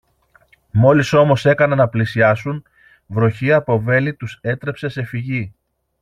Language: Greek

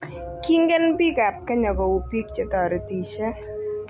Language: Kalenjin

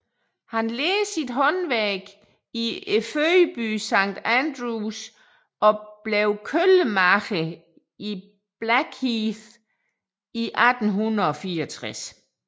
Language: Danish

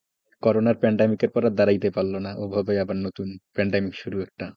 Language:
Bangla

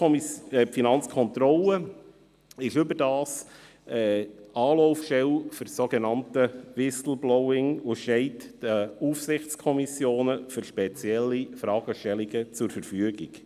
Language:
Swiss German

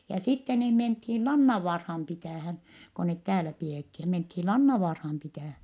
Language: Finnish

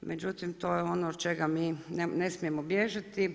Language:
Croatian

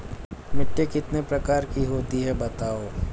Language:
Hindi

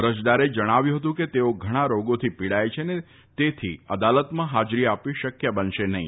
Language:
Gujarati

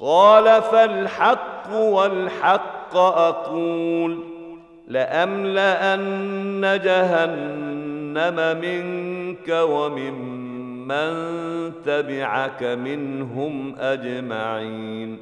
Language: Arabic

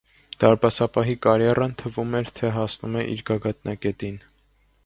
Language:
Armenian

